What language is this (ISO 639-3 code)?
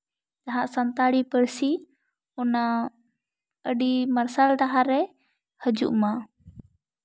sat